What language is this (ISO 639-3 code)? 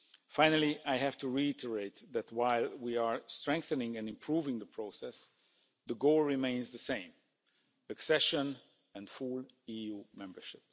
eng